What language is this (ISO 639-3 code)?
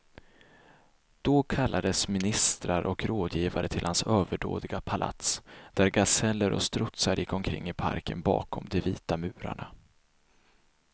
swe